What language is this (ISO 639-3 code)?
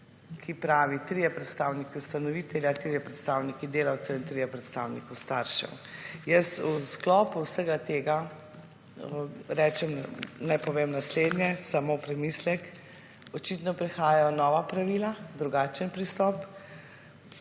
slv